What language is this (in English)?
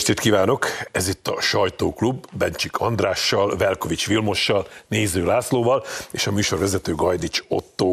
Hungarian